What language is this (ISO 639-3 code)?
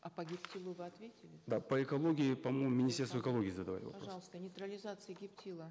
kaz